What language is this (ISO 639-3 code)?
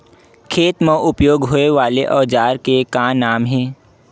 hne